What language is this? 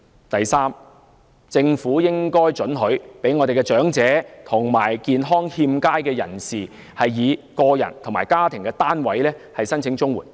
Cantonese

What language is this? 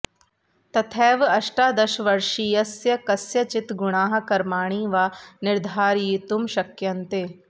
Sanskrit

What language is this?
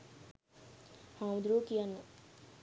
Sinhala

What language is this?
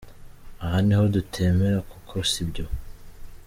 Kinyarwanda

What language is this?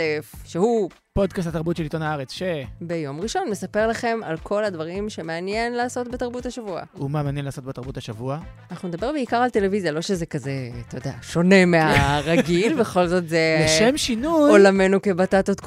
Hebrew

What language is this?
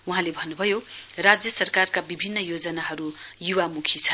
Nepali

